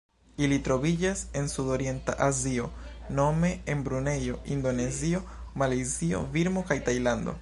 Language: Esperanto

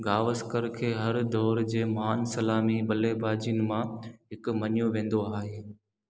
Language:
Sindhi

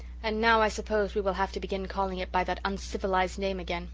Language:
English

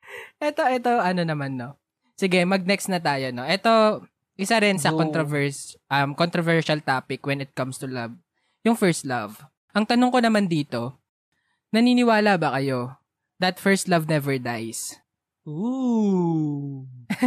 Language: Filipino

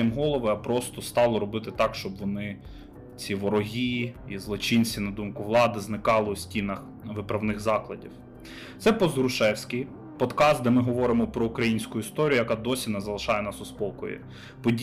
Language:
Ukrainian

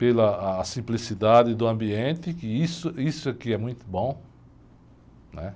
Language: Portuguese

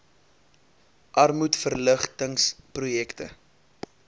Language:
Afrikaans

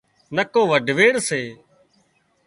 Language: Wadiyara Koli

